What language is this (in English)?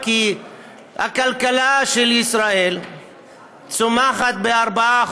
Hebrew